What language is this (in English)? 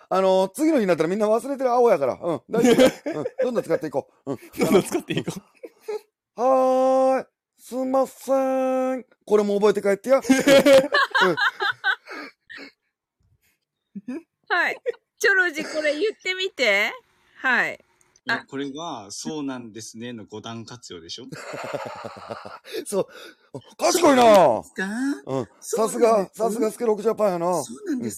Japanese